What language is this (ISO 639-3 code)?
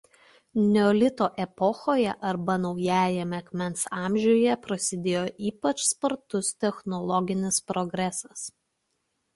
lit